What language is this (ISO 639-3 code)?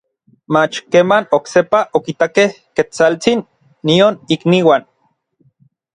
nlv